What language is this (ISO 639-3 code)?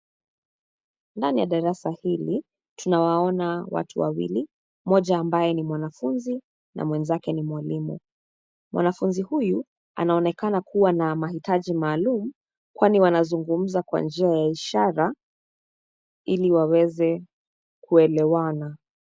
swa